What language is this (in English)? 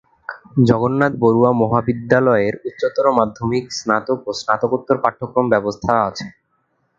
Bangla